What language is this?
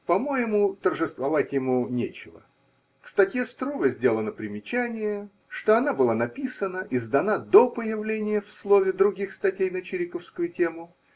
Russian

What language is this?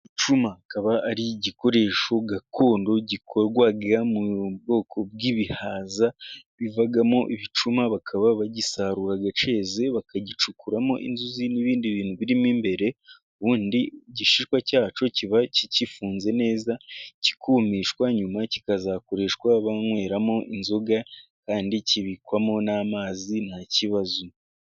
Kinyarwanda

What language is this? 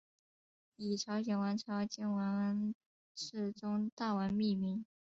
Chinese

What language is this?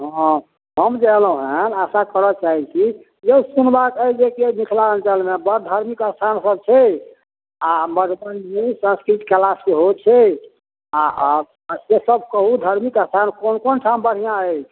Maithili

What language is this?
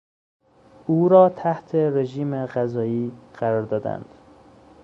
Persian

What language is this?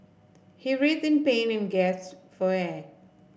English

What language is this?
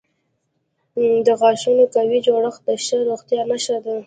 Pashto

